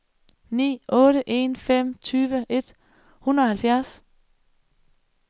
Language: Danish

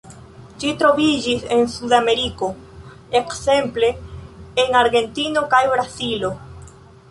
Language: Esperanto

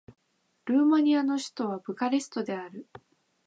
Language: Japanese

